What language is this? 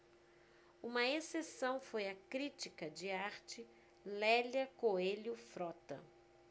Portuguese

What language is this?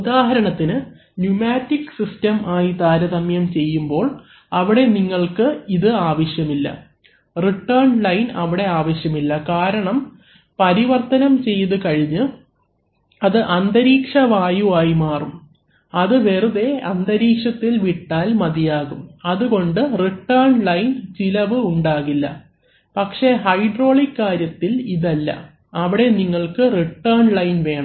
Malayalam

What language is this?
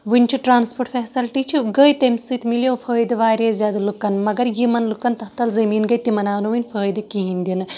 Kashmiri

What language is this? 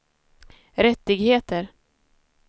Swedish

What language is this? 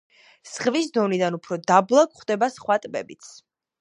Georgian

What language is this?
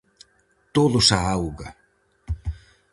Galician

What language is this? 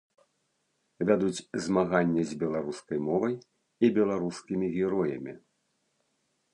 Belarusian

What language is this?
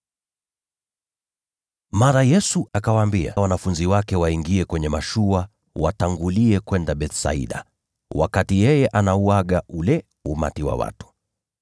Swahili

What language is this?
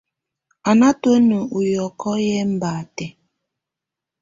Tunen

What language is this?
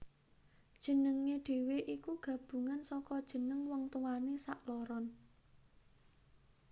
Javanese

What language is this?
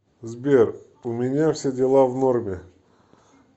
Russian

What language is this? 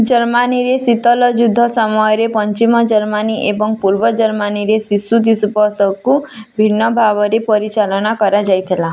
Odia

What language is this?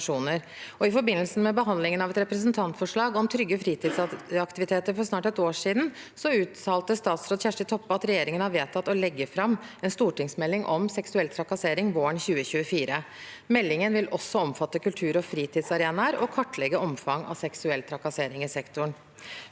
Norwegian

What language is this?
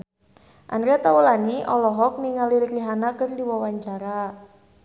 Sundanese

